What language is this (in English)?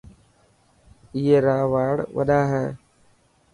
Dhatki